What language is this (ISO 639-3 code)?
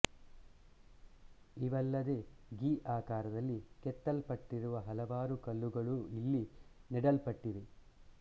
kan